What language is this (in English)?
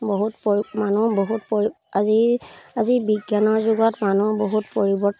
Assamese